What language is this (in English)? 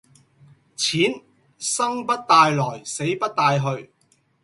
Cantonese